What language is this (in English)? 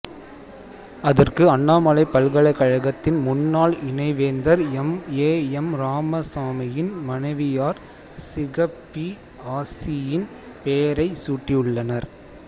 Tamil